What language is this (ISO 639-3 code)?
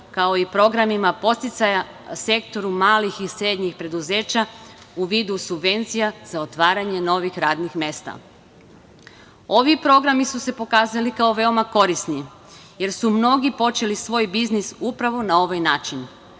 srp